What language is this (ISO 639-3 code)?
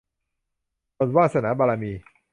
tha